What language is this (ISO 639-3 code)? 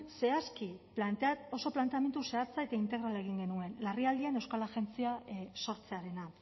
eus